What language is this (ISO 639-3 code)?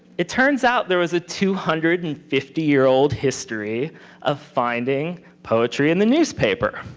eng